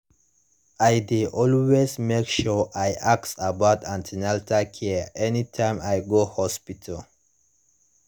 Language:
Nigerian Pidgin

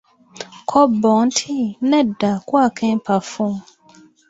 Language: Ganda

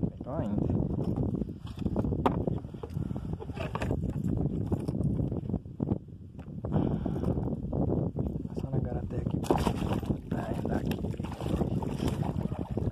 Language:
Portuguese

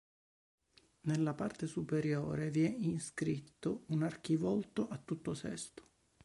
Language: Italian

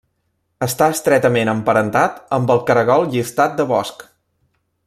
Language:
Catalan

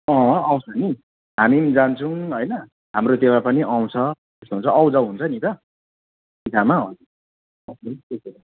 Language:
Nepali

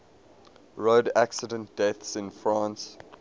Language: English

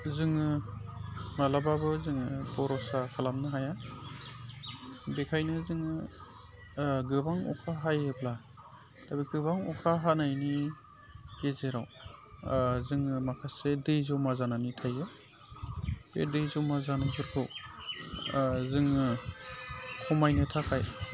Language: Bodo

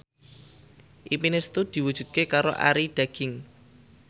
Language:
Javanese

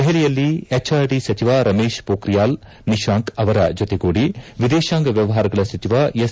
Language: Kannada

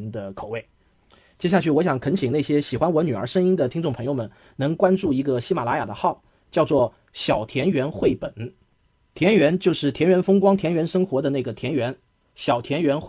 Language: Chinese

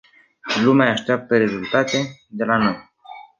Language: Romanian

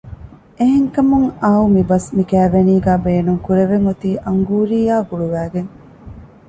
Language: Divehi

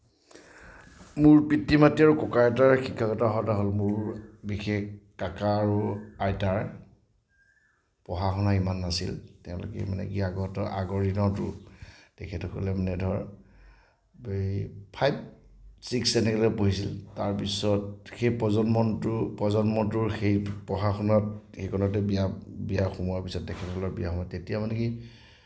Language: Assamese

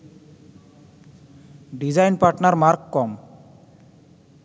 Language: Bangla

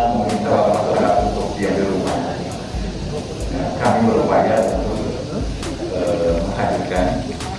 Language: Indonesian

